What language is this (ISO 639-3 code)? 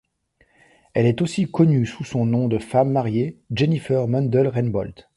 fra